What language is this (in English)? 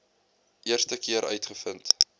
Afrikaans